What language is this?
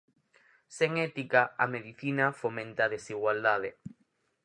Galician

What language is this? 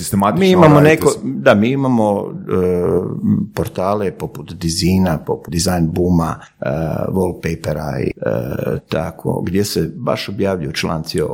Croatian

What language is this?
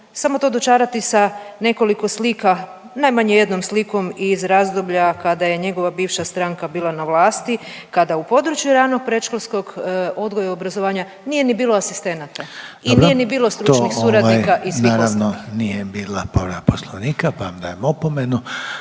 Croatian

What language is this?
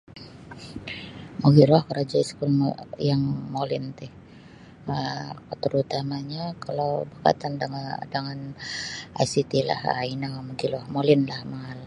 Sabah Bisaya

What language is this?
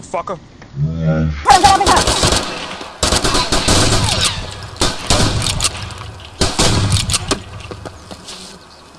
Korean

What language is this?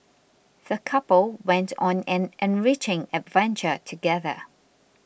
English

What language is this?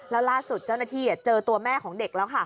Thai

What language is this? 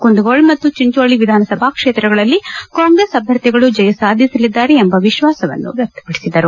Kannada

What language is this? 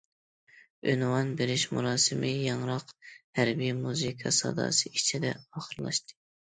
Uyghur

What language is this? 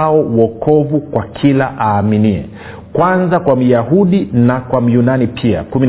Swahili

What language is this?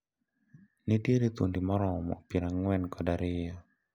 Luo (Kenya and Tanzania)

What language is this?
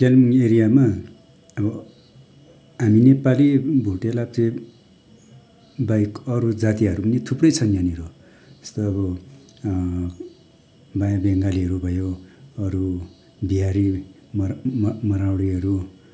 Nepali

